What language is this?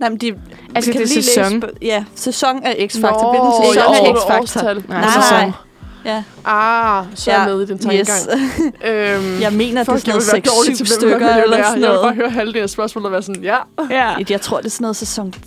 Danish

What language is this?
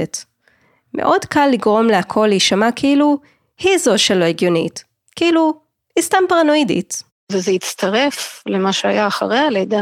Hebrew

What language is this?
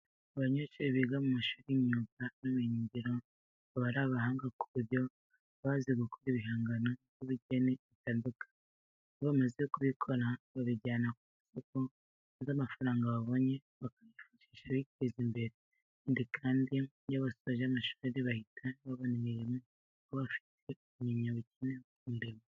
Kinyarwanda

